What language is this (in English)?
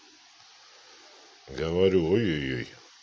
Russian